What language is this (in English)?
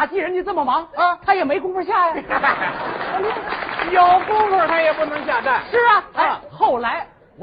Chinese